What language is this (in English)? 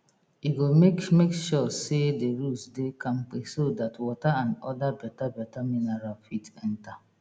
Nigerian Pidgin